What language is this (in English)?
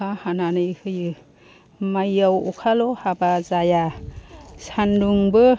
Bodo